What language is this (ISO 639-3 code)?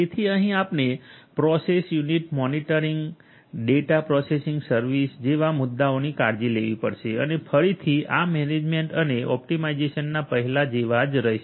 guj